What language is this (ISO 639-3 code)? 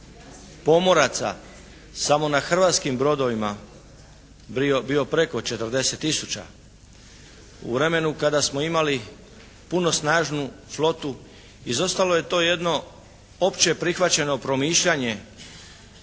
hrv